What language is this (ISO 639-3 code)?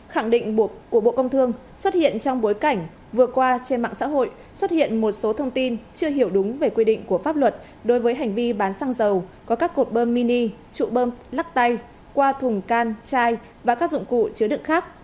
vie